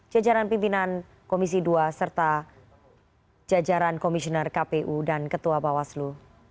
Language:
Indonesian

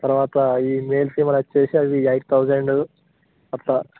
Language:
Telugu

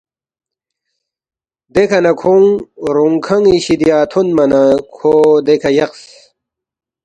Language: Balti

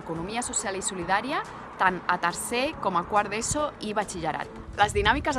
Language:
Catalan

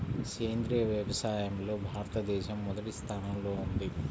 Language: Telugu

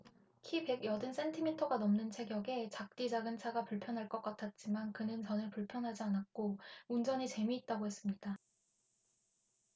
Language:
Korean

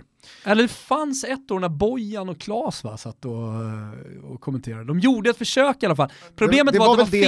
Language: Swedish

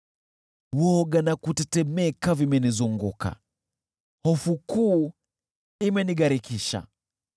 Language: Swahili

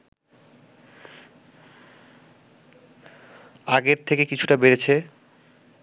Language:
Bangla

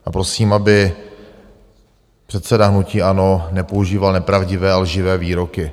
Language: Czech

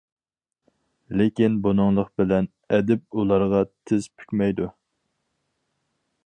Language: Uyghur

